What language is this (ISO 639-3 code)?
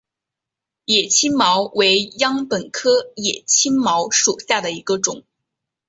zho